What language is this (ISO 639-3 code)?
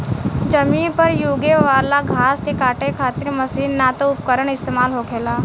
bho